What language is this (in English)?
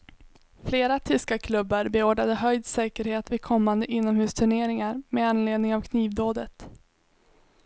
Swedish